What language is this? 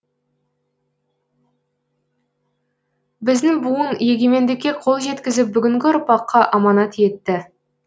Kazakh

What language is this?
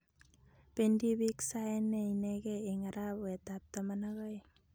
Kalenjin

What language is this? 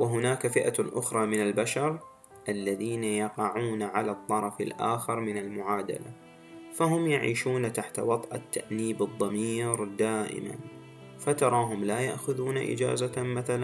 Arabic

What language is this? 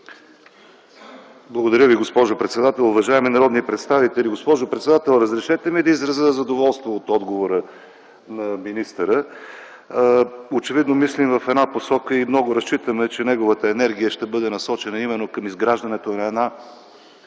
Bulgarian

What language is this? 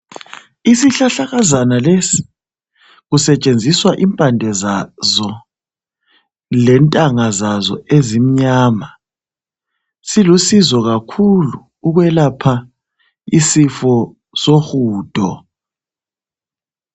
North Ndebele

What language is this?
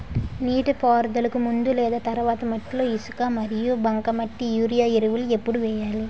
Telugu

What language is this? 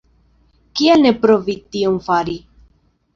Esperanto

